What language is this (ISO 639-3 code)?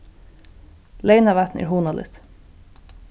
fao